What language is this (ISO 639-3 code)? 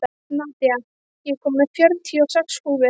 isl